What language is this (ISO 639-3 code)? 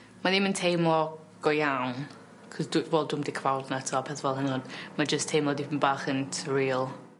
cym